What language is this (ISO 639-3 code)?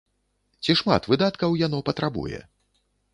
bel